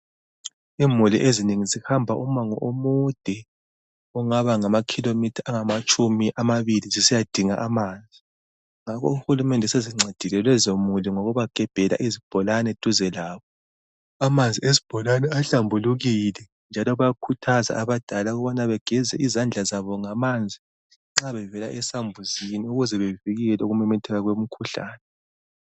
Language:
North Ndebele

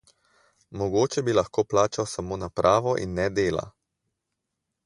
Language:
Slovenian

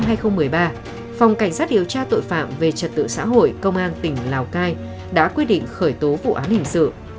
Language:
Vietnamese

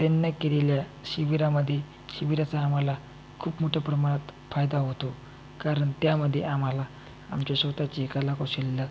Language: Marathi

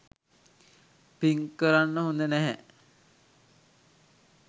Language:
Sinhala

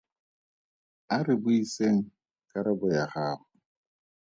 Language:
Tswana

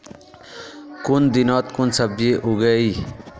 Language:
Magahi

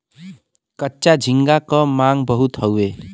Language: Bhojpuri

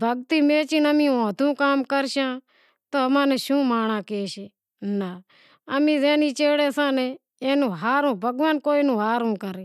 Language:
Wadiyara Koli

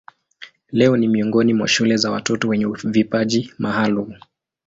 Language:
Swahili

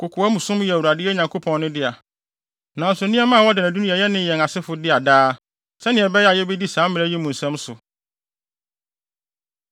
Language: Akan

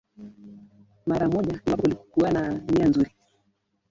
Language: Swahili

